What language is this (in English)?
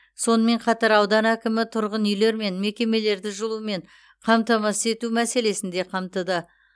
Kazakh